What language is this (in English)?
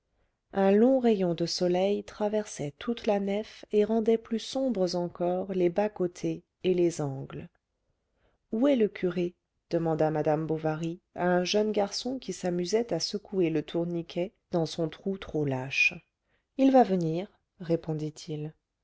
French